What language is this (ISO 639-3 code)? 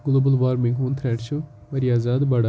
kas